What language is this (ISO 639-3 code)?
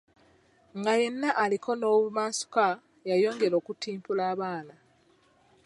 lug